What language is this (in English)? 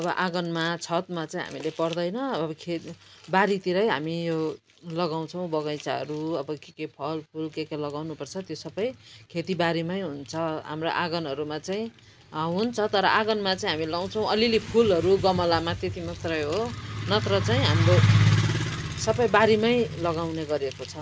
Nepali